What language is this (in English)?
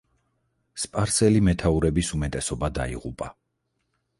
Georgian